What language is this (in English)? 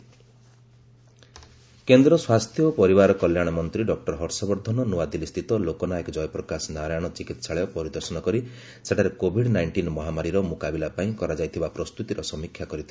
Odia